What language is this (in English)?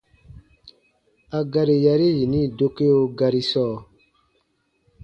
Baatonum